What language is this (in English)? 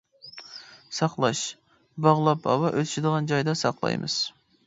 Uyghur